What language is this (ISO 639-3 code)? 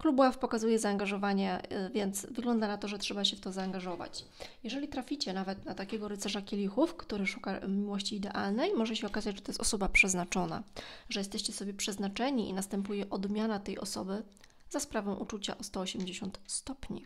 pol